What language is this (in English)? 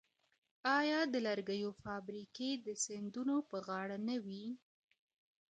Pashto